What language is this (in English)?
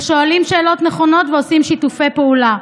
Hebrew